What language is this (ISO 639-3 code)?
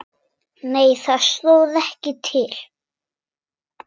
isl